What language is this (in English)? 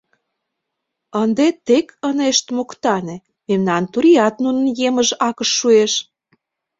Mari